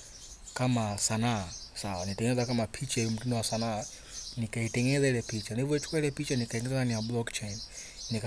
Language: Swahili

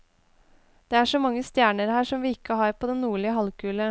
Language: Norwegian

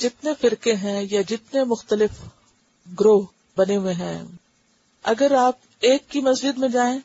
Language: Urdu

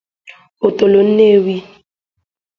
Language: Igbo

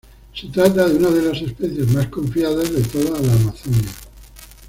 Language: Spanish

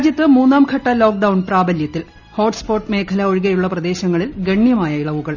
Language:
Malayalam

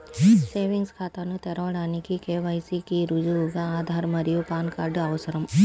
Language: Telugu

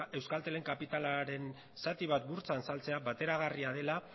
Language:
Basque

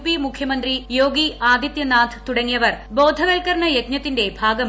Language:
Malayalam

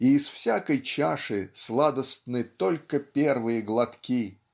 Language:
Russian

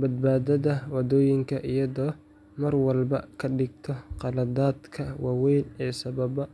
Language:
Somali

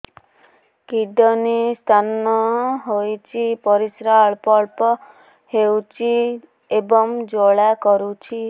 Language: Odia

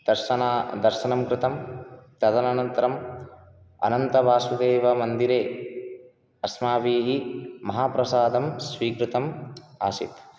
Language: Sanskrit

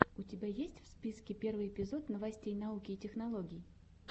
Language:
Russian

